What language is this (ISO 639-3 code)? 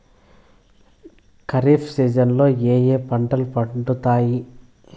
tel